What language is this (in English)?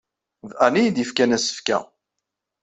Kabyle